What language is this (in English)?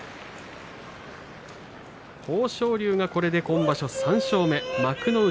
Japanese